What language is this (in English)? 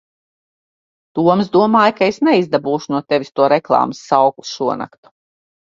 Latvian